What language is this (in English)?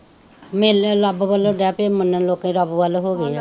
Punjabi